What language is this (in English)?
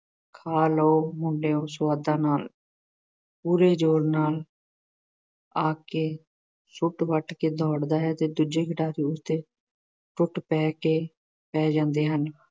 Punjabi